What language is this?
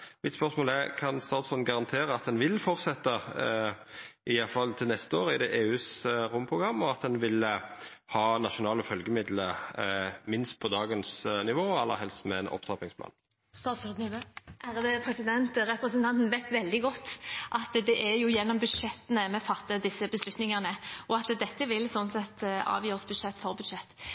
Norwegian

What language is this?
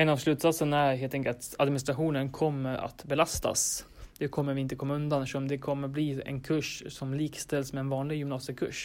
Swedish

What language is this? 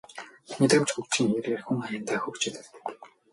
Mongolian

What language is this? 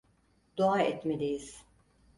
Turkish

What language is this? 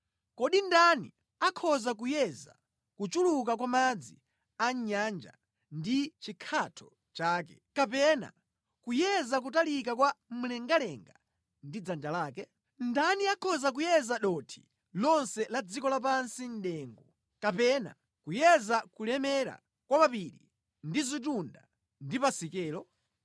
Nyanja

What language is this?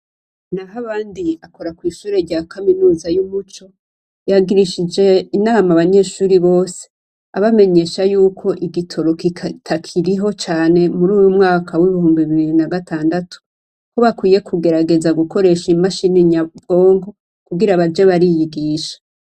Rundi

